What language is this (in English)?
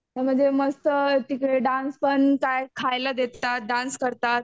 Marathi